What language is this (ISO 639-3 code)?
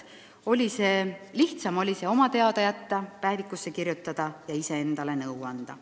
est